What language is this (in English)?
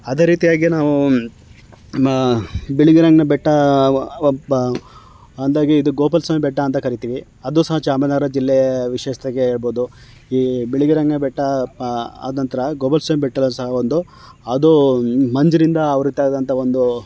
Kannada